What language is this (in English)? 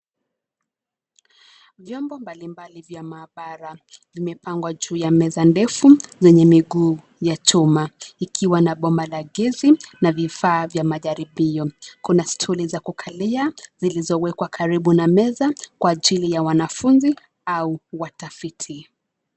Swahili